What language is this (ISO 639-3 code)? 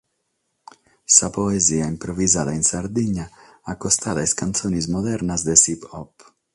srd